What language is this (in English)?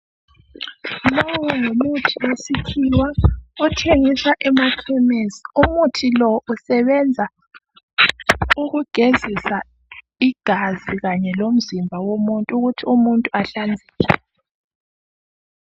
North Ndebele